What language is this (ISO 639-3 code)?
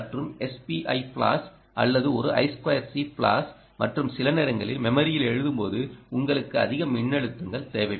tam